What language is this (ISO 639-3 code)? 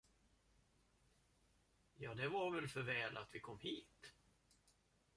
swe